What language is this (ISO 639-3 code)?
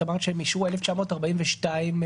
heb